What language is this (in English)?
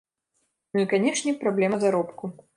Belarusian